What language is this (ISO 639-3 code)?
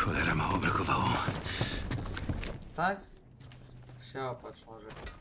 pol